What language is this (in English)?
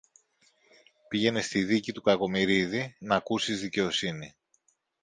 Greek